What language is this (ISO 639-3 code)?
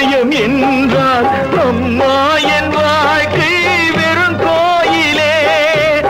tha